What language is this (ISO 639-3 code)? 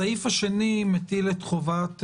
heb